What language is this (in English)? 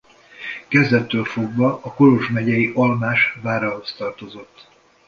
Hungarian